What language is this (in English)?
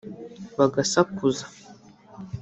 Kinyarwanda